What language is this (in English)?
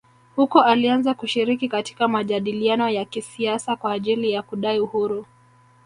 Swahili